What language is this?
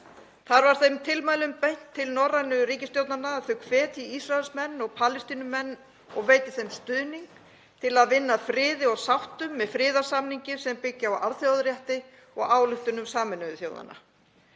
Icelandic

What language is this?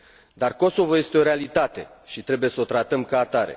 Romanian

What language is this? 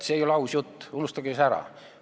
Estonian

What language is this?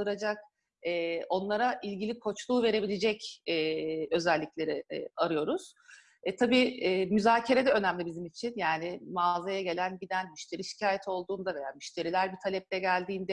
Turkish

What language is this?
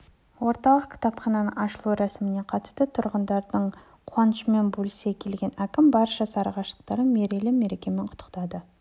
Kazakh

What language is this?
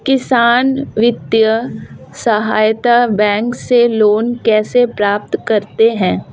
Hindi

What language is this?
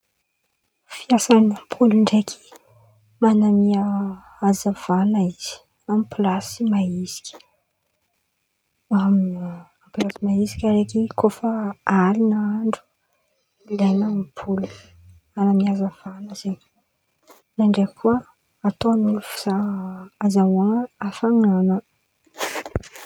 Antankarana Malagasy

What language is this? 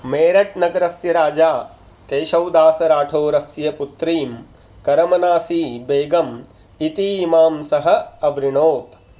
Sanskrit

